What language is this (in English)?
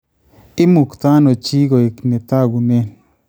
Kalenjin